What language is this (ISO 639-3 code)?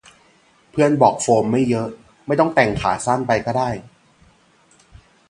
tha